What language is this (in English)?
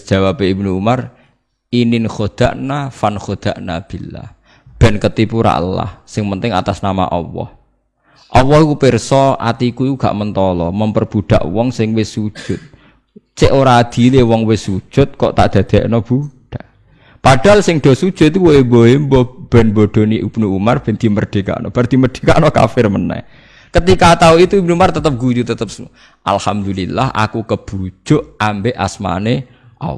Indonesian